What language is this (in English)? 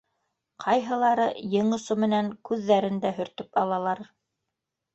Bashkir